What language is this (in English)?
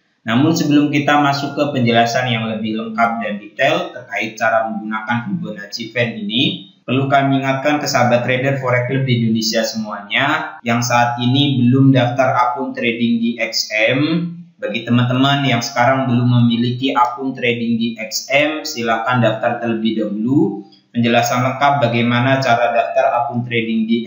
Indonesian